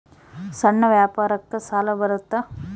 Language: Kannada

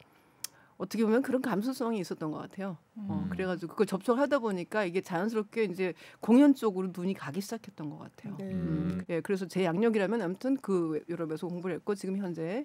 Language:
Korean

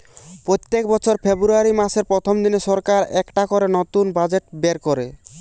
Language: Bangla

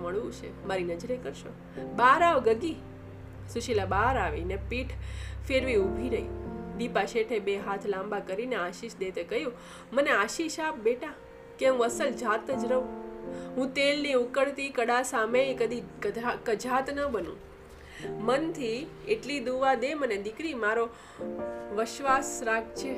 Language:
Gujarati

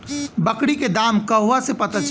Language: Bhojpuri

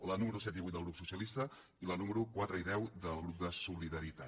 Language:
Catalan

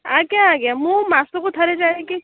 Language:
Odia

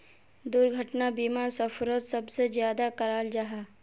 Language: Magahi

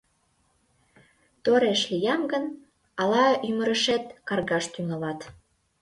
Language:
Mari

